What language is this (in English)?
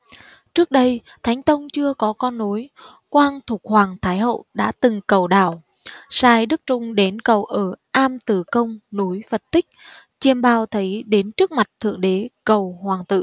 Vietnamese